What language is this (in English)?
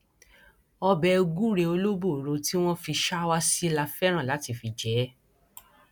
Yoruba